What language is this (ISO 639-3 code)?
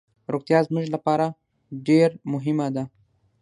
pus